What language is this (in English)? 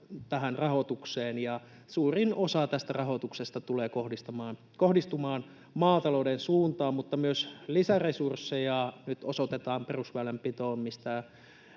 Finnish